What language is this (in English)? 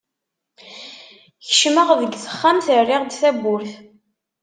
Kabyle